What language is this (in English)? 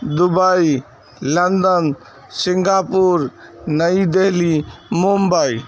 Urdu